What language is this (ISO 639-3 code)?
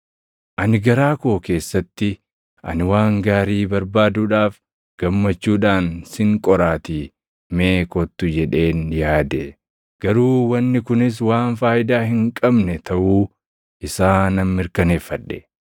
orm